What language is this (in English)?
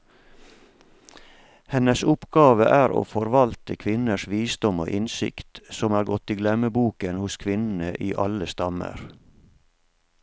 Norwegian